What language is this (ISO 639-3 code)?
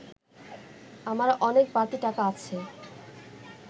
ben